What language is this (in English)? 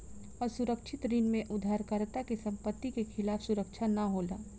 Bhojpuri